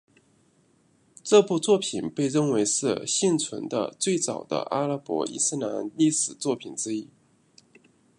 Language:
Chinese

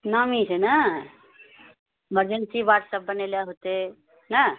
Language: Maithili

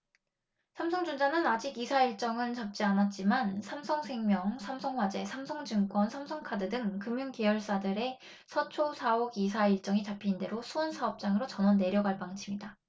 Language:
Korean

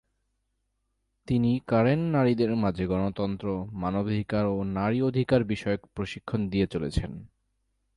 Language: Bangla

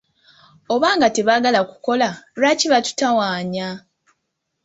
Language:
Ganda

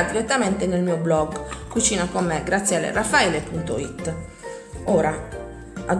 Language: Italian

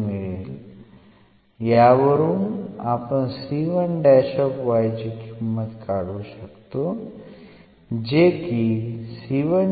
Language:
Marathi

